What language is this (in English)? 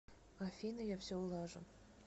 Russian